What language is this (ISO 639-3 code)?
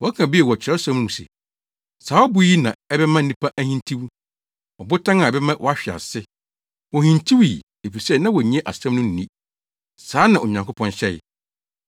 aka